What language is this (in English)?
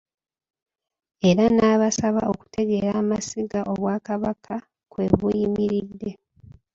Ganda